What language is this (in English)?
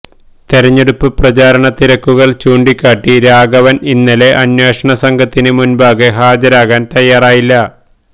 Malayalam